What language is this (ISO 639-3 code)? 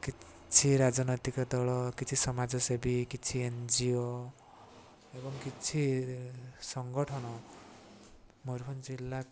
ori